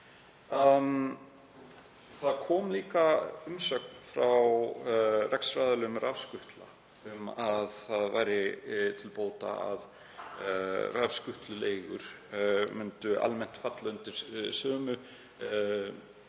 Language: Icelandic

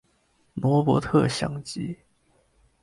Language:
Chinese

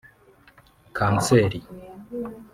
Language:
Kinyarwanda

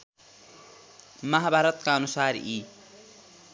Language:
Nepali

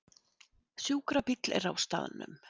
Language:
Icelandic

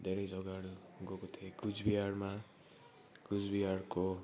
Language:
Nepali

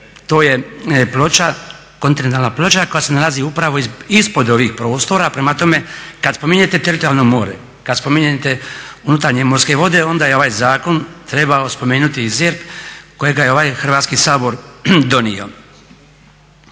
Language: Croatian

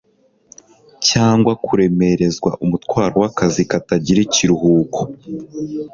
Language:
Kinyarwanda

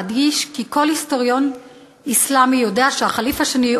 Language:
Hebrew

